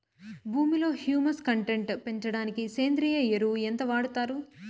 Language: Telugu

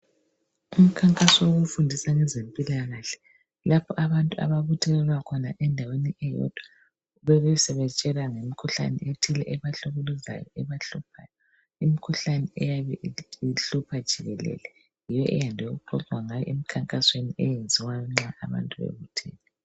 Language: North Ndebele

